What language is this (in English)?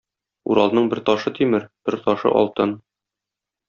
Tatar